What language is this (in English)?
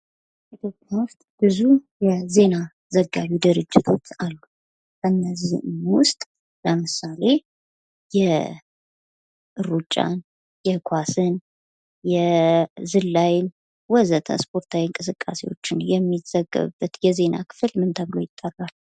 Amharic